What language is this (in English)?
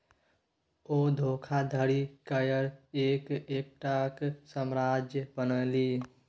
Maithili